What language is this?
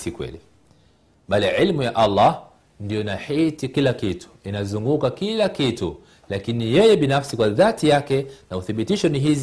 Swahili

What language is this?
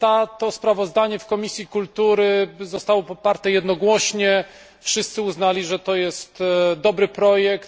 Polish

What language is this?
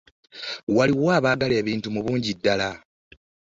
Ganda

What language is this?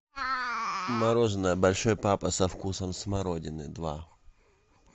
Russian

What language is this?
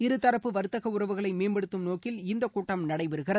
Tamil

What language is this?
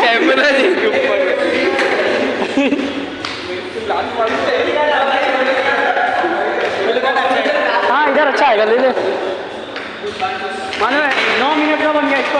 Hindi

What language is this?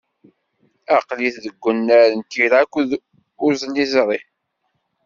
Kabyle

